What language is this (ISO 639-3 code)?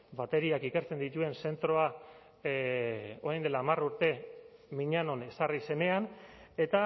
eus